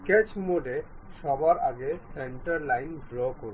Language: Bangla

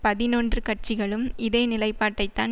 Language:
Tamil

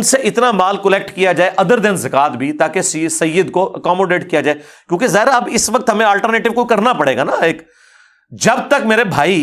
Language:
Urdu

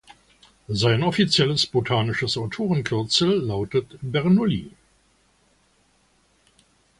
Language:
German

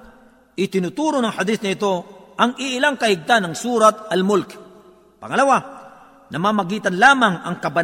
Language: Filipino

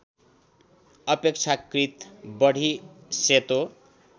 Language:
Nepali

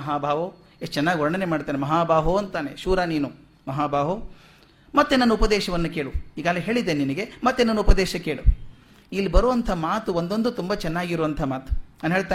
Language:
Kannada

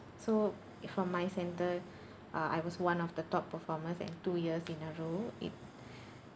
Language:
English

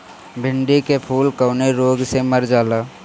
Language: Bhojpuri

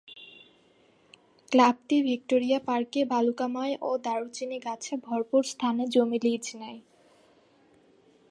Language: Bangla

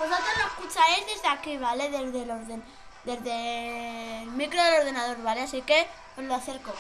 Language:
Spanish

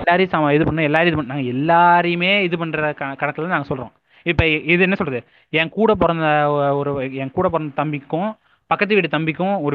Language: Tamil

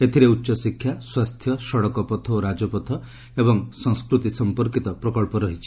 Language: Odia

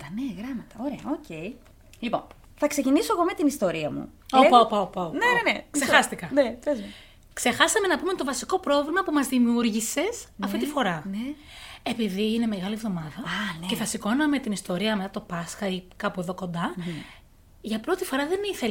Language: Greek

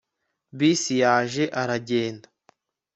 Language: Kinyarwanda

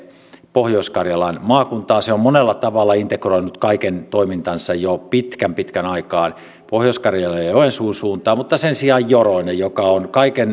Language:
Finnish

